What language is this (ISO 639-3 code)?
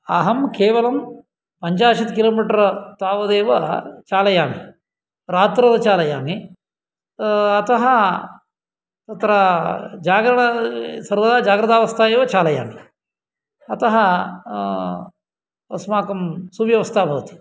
san